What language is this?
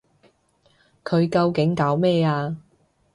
Cantonese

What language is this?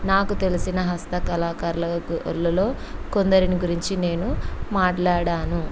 Telugu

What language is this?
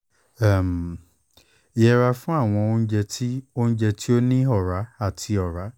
Yoruba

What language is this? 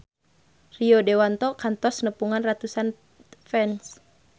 Sundanese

